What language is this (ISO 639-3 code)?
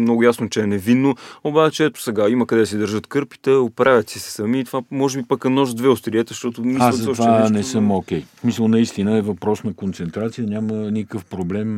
bul